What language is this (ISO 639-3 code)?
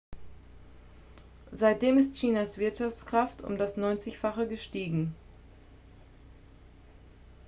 deu